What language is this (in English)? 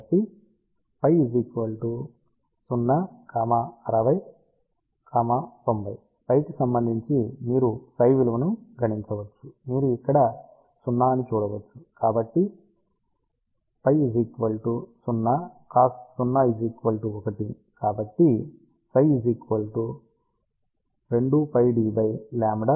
Telugu